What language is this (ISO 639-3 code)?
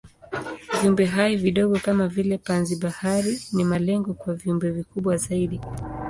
swa